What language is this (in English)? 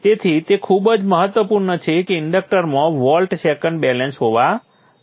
Gujarati